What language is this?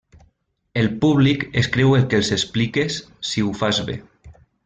Catalan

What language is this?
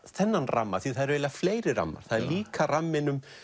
Icelandic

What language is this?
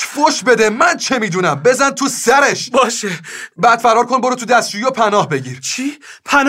Persian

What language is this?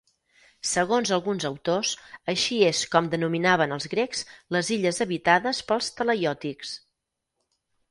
Catalan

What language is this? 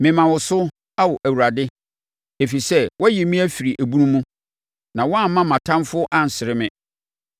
Akan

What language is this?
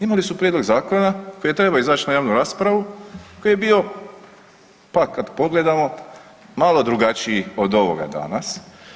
Croatian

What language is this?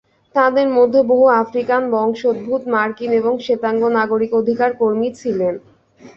Bangla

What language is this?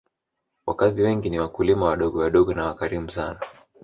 Swahili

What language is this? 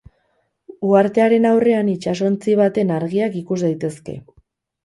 Basque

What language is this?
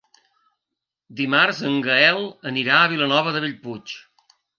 Catalan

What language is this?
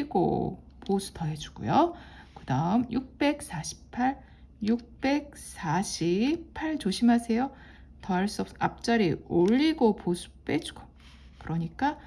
Korean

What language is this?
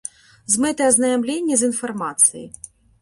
Belarusian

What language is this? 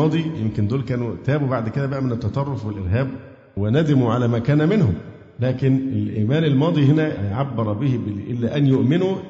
Arabic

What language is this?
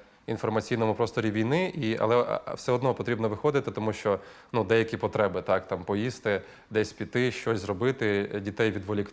Ukrainian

